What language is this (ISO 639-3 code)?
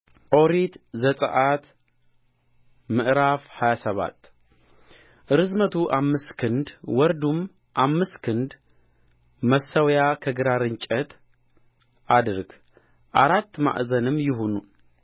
amh